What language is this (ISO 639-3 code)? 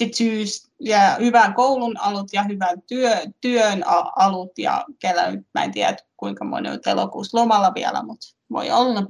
fin